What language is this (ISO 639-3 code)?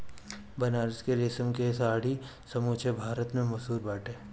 bho